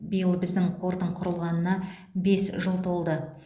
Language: Kazakh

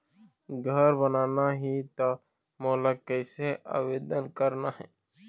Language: Chhattisgarhi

